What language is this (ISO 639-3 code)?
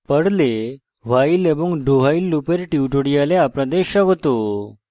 ben